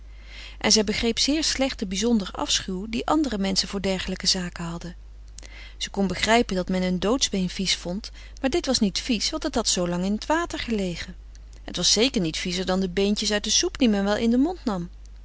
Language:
Dutch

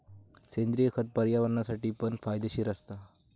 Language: Marathi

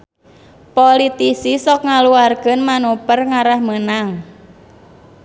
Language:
Sundanese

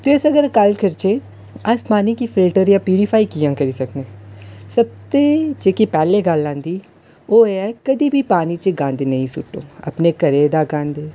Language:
Dogri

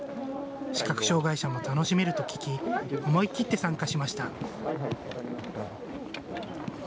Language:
Japanese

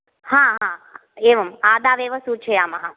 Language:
Sanskrit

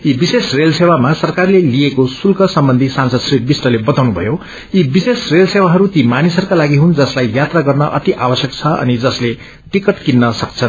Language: Nepali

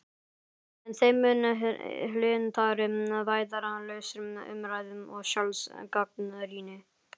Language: Icelandic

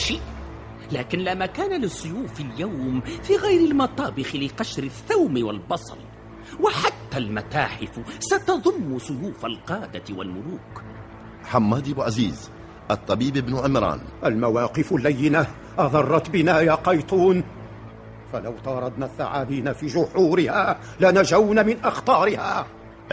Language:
Arabic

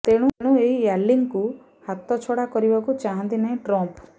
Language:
Odia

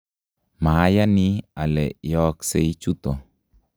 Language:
Kalenjin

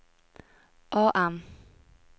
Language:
Norwegian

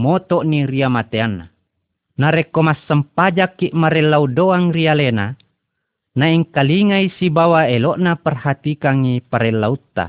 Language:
Malay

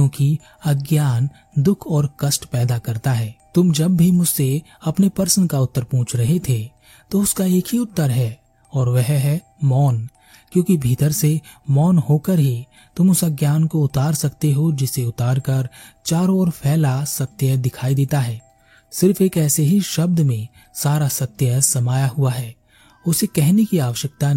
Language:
Hindi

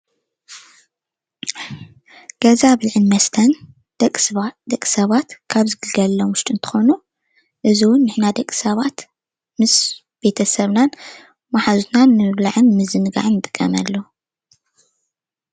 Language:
Tigrinya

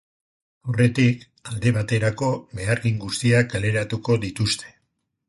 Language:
Basque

